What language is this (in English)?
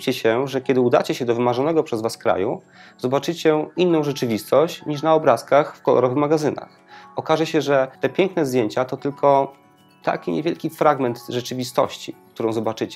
Polish